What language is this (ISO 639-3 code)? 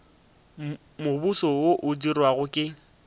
nso